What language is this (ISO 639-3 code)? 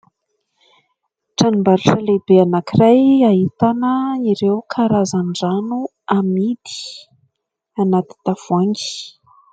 mlg